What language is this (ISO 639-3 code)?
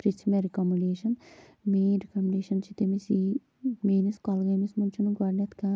kas